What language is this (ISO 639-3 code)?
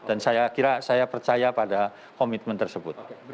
ind